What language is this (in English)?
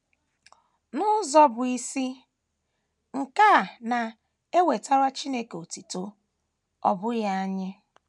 Igbo